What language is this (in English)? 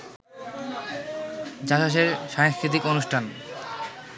Bangla